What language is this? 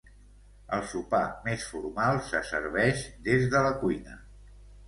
Catalan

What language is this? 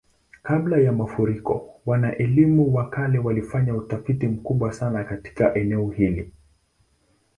Swahili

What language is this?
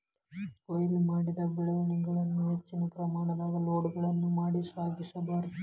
Kannada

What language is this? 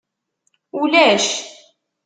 Kabyle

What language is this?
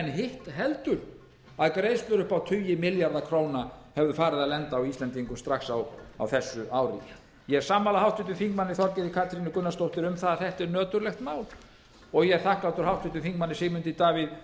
Icelandic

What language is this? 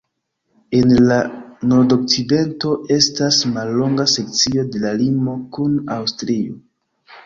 Esperanto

